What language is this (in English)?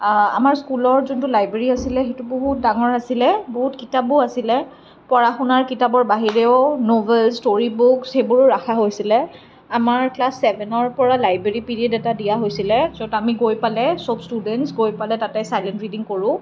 Assamese